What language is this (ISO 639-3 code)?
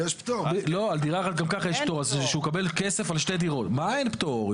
heb